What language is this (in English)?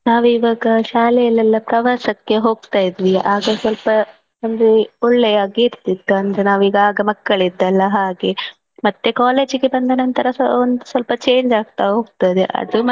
Kannada